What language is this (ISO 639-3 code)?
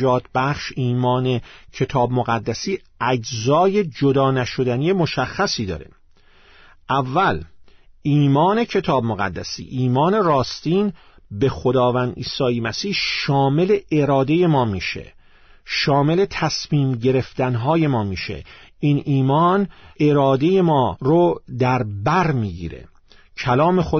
fas